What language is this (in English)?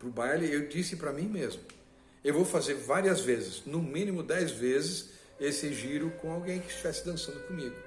Portuguese